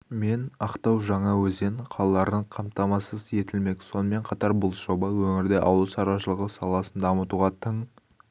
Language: Kazakh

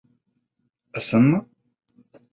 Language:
Bashkir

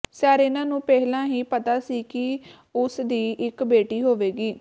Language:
Punjabi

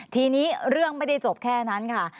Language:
Thai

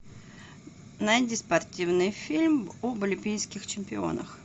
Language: Russian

